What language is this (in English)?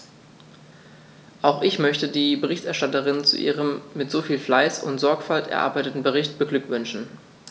German